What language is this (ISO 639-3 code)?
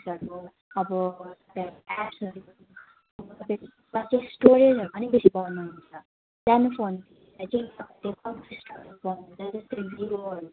nep